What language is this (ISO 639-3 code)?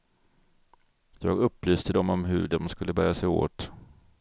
swe